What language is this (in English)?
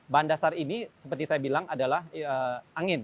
Indonesian